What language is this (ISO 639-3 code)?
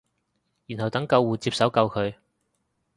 yue